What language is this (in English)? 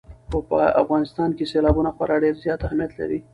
Pashto